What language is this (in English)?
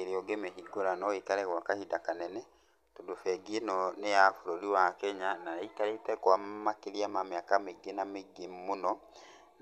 Kikuyu